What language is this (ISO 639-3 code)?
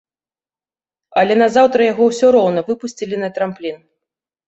bel